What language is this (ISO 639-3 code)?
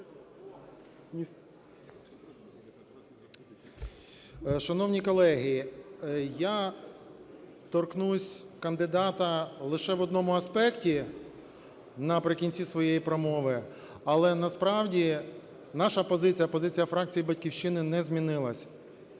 ukr